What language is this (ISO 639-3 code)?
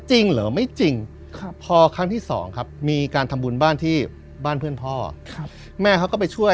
tha